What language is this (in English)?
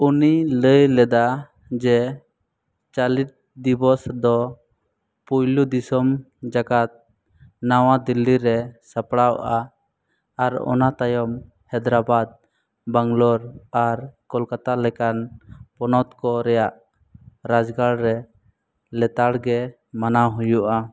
Santali